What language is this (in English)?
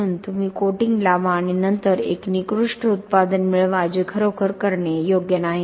Marathi